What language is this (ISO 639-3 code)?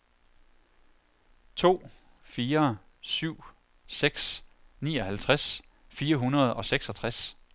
dan